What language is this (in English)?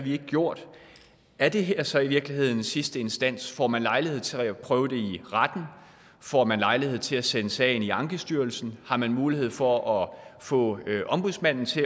Danish